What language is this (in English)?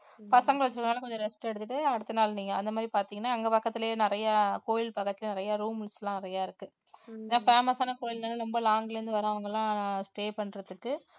Tamil